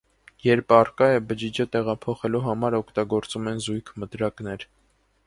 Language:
Armenian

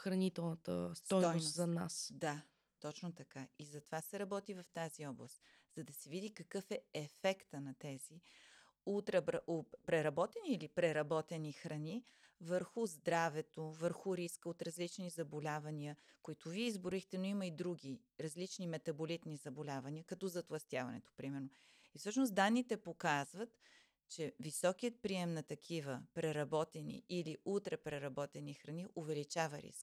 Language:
Bulgarian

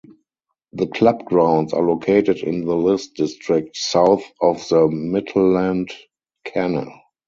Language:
English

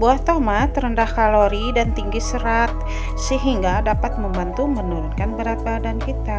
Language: Indonesian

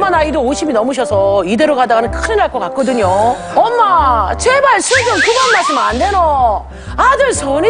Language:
Korean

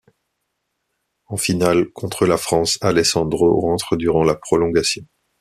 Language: French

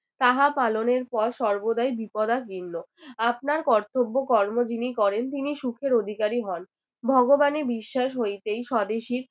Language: Bangla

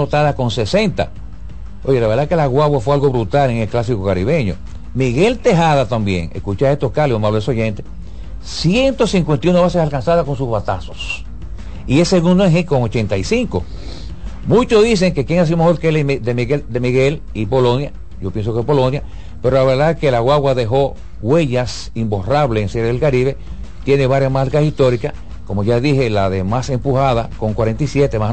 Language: Spanish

